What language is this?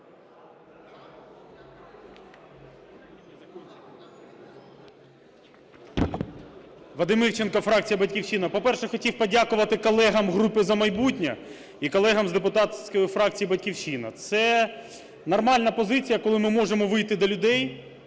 Ukrainian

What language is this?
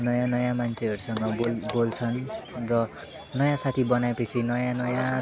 Nepali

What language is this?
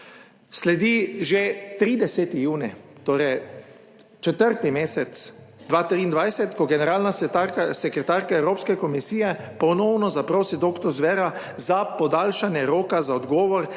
Slovenian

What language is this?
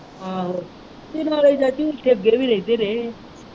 Punjabi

